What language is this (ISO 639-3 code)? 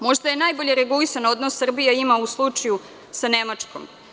srp